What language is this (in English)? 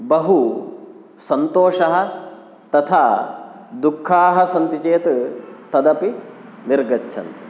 Sanskrit